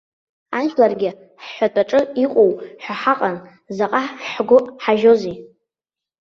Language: Abkhazian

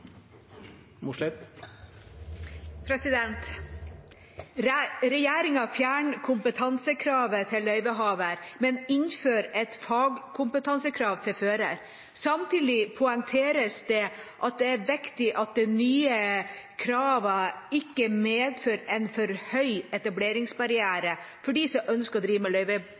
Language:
Norwegian Bokmål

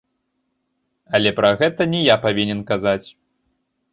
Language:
Belarusian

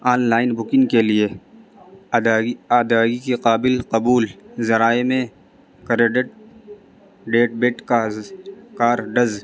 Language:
Urdu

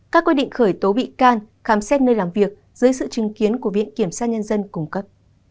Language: Vietnamese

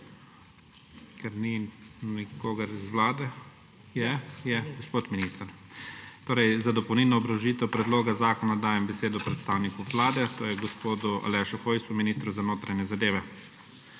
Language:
Slovenian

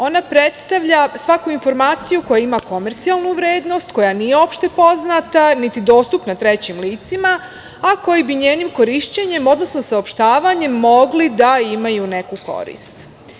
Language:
Serbian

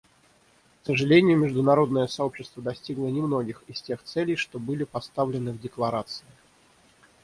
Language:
Russian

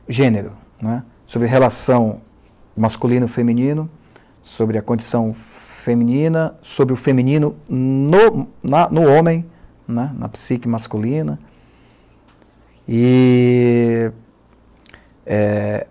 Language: Portuguese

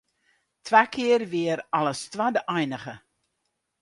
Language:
Western Frisian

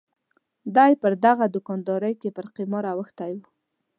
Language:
Pashto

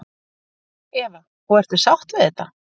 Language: Icelandic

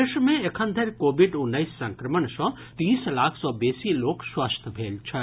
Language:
Maithili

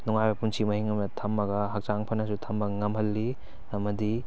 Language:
Manipuri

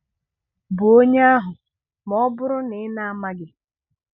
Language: Igbo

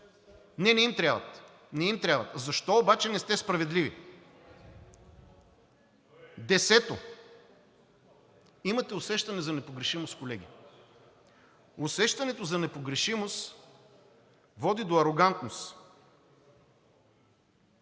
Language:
Bulgarian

